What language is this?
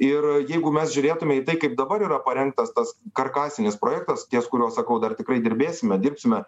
Lithuanian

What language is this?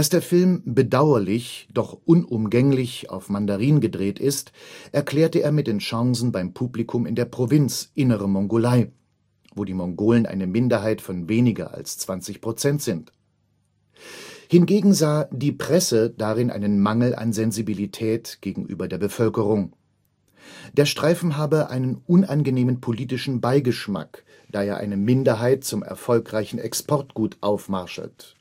German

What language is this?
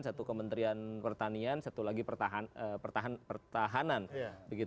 Indonesian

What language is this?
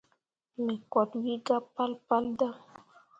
Mundang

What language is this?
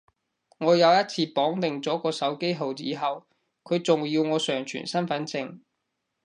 Cantonese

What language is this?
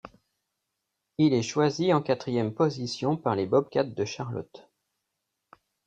French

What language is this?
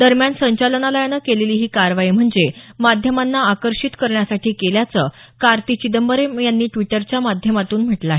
Marathi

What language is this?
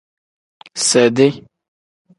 Tem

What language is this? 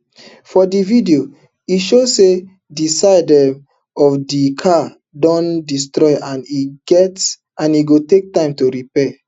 Nigerian Pidgin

